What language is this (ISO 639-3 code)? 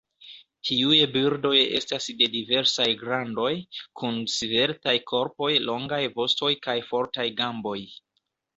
epo